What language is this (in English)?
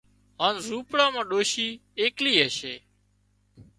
Wadiyara Koli